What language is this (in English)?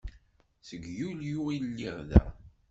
Kabyle